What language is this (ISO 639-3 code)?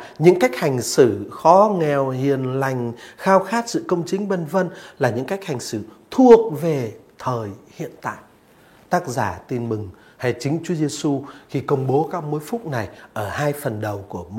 vie